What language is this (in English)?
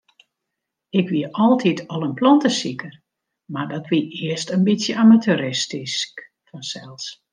Western Frisian